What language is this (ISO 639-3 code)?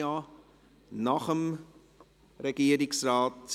gsw